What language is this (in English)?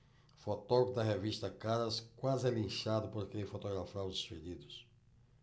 Portuguese